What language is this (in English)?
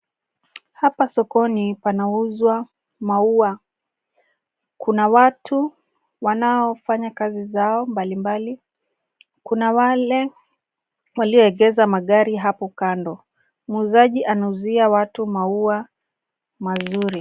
Swahili